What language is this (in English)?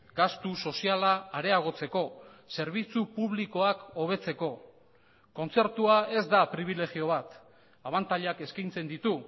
Basque